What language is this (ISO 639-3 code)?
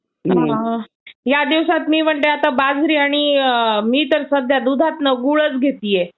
mar